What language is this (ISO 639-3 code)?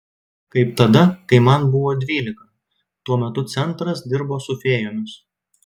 lit